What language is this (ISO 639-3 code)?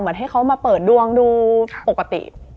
tha